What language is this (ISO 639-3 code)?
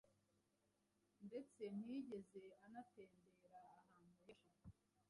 kin